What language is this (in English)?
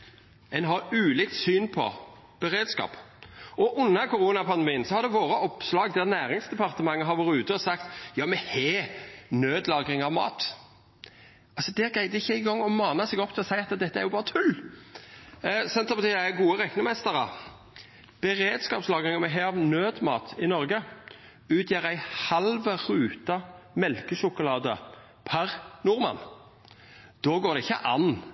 Norwegian Nynorsk